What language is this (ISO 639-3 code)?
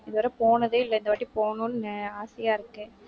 tam